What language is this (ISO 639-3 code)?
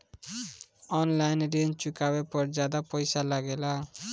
bho